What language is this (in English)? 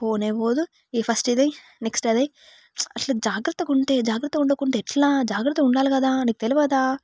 Telugu